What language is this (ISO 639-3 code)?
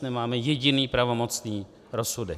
ces